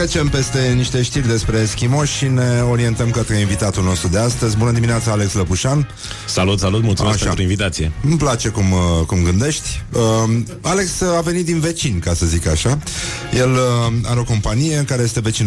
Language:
Romanian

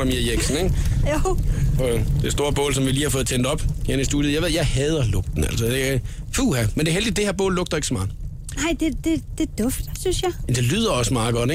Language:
Danish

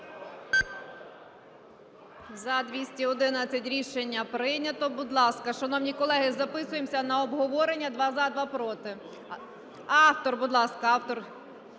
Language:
Ukrainian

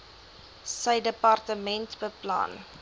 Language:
Afrikaans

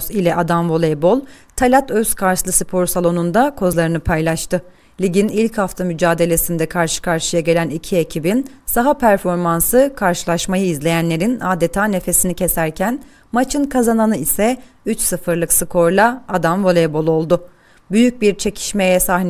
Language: Turkish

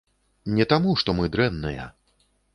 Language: Belarusian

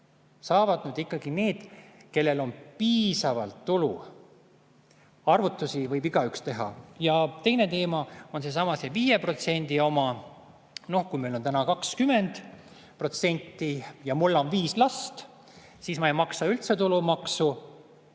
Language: Estonian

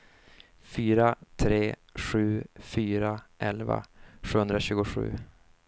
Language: Swedish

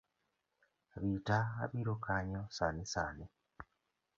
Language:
Luo (Kenya and Tanzania)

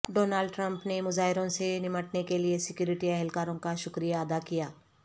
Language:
Urdu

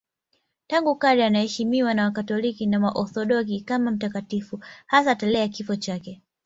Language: Swahili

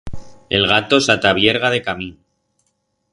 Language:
Aragonese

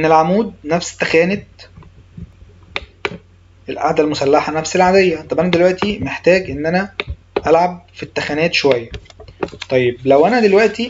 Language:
Arabic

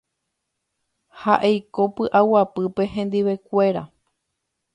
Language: Guarani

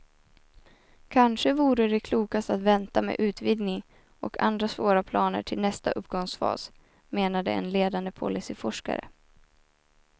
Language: Swedish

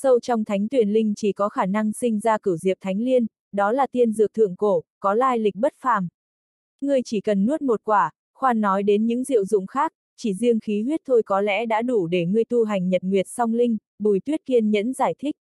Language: Vietnamese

